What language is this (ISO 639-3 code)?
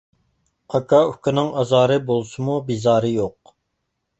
uig